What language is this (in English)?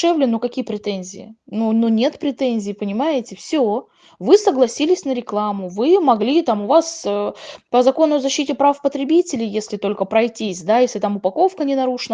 Russian